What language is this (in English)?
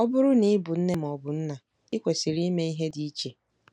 Igbo